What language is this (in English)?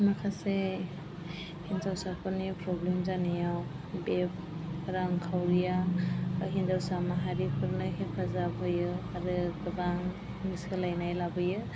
Bodo